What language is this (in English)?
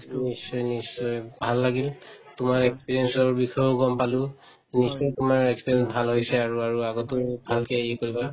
Assamese